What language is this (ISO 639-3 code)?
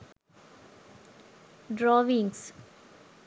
sin